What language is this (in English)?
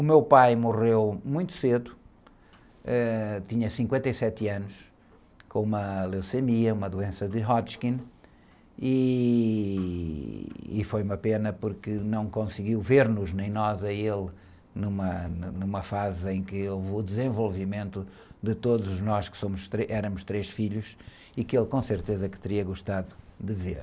Portuguese